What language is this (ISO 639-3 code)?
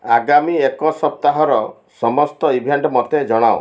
ori